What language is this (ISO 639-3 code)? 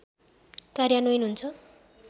nep